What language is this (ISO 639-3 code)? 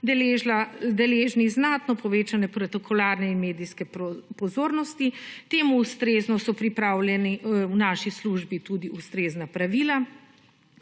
slv